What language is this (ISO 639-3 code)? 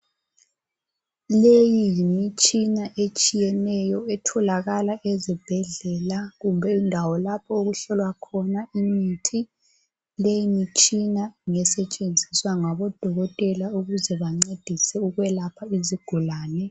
nde